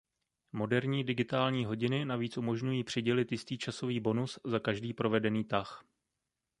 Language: Czech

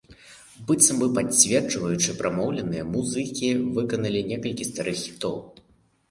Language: Belarusian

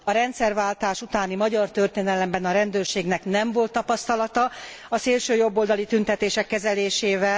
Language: Hungarian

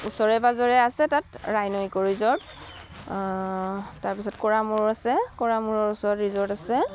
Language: Assamese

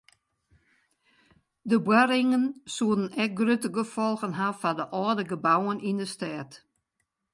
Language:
Western Frisian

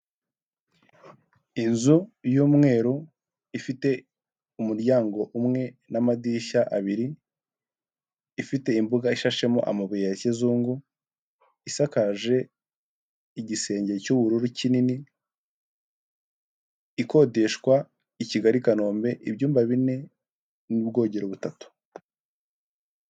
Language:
Kinyarwanda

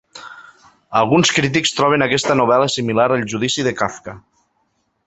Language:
Catalan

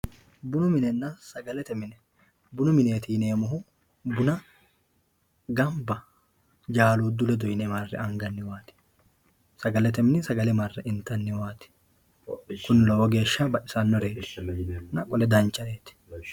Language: Sidamo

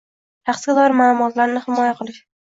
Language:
Uzbek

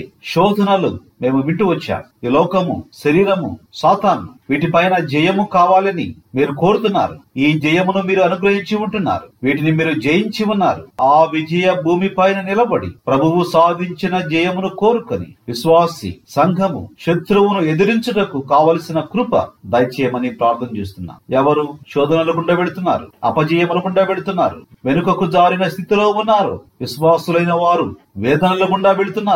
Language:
Telugu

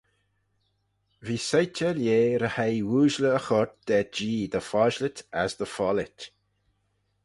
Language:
Manx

